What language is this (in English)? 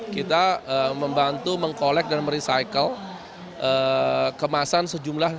Indonesian